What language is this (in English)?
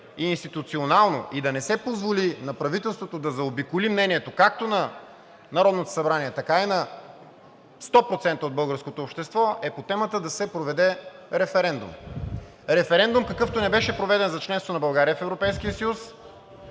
Bulgarian